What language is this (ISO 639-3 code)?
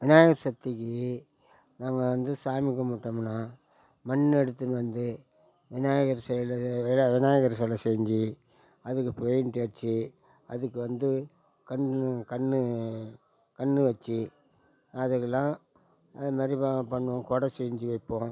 tam